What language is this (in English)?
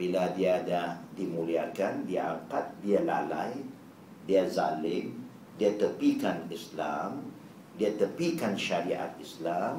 Malay